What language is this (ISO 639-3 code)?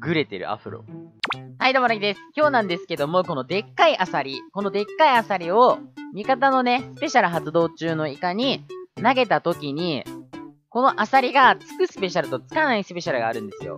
jpn